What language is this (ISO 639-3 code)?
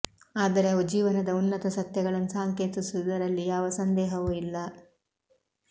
kan